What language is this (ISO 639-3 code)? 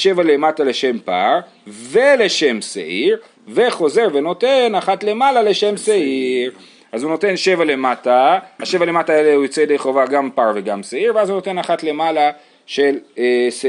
heb